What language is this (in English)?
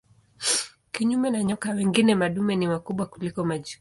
Swahili